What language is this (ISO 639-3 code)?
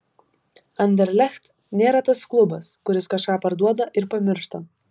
lit